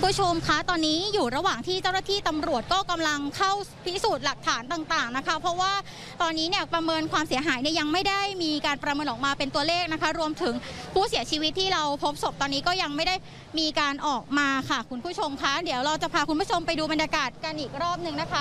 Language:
Thai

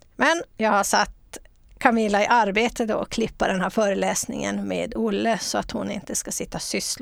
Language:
Swedish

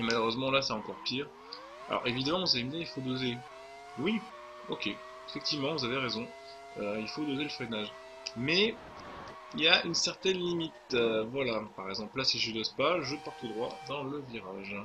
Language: French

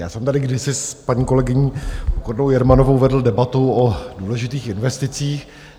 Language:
Czech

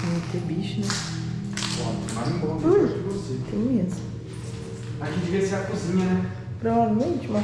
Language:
Portuguese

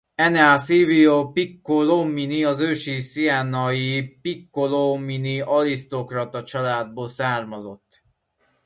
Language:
Hungarian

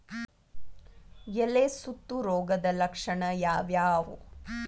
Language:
Kannada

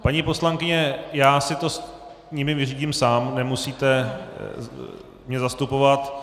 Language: Czech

